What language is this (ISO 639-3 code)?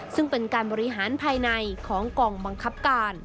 tha